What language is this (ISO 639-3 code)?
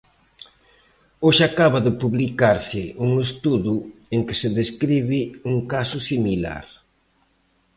glg